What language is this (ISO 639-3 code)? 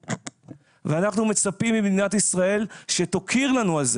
heb